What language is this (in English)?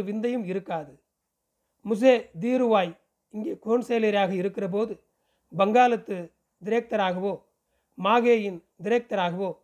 Tamil